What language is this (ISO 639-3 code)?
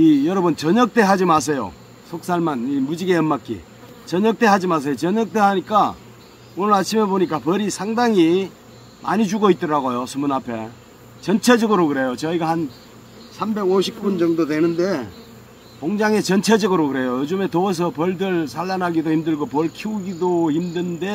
kor